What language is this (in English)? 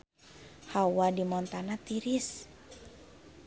Sundanese